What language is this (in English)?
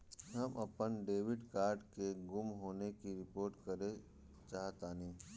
Bhojpuri